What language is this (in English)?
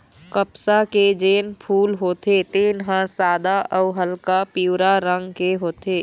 Chhattisgarhi